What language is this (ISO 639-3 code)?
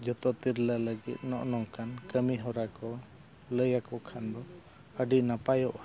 sat